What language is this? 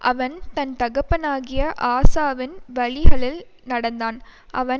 Tamil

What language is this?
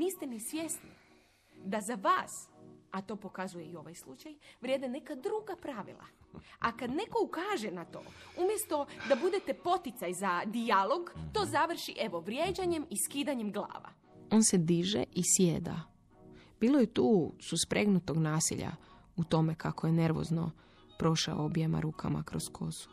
Croatian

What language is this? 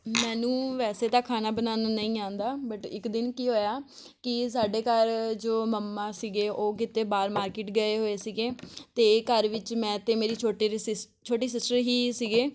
Punjabi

